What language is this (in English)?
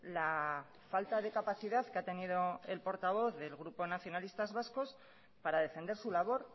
Spanish